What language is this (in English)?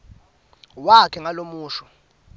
Swati